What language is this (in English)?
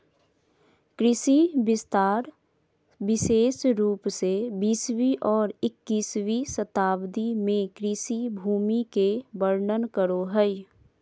Magahi